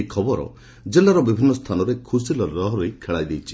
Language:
Odia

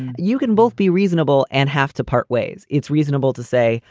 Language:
English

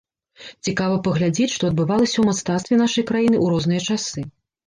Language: Belarusian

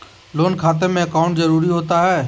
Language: Magahi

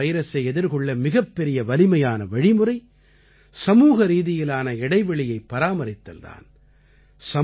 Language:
Tamil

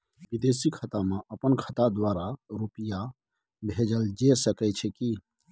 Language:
Maithili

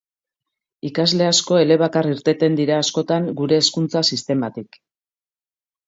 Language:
Basque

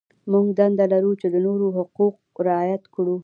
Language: Pashto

